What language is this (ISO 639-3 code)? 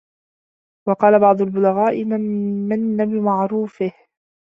ara